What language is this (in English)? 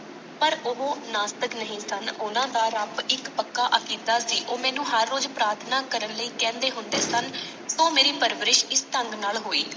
Punjabi